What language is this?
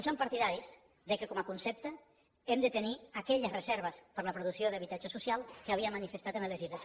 Catalan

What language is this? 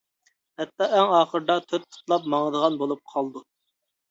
Uyghur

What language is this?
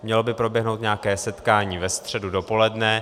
Czech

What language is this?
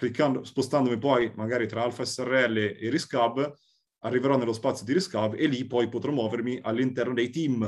Italian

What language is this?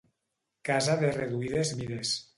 Catalan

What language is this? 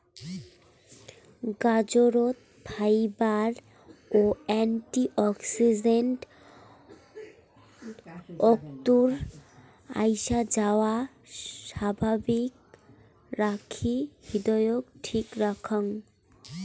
Bangla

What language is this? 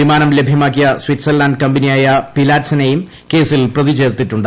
Malayalam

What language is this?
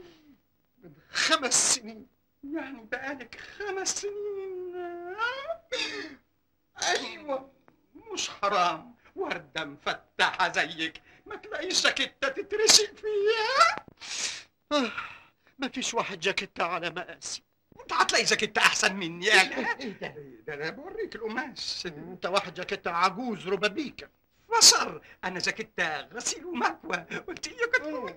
Arabic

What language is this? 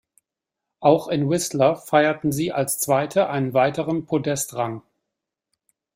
German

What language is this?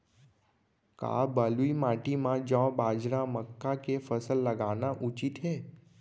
Chhattisgarhi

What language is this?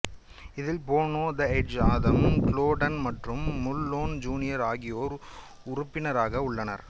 Tamil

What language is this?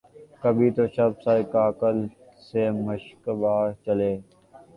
Urdu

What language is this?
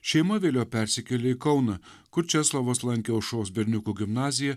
Lithuanian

